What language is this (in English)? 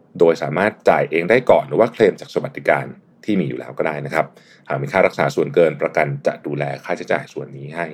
Thai